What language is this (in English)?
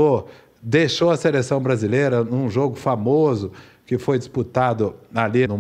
Portuguese